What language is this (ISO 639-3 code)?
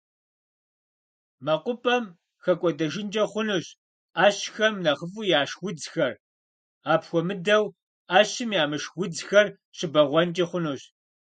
kbd